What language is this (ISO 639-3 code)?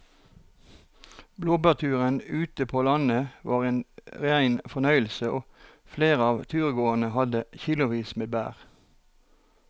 nor